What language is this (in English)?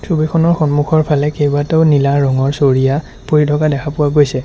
Assamese